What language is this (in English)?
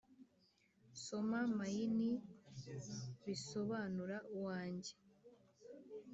Kinyarwanda